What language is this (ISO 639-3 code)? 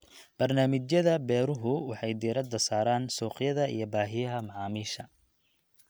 som